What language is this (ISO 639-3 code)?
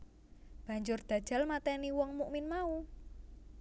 jav